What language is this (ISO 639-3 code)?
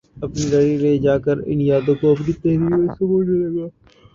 urd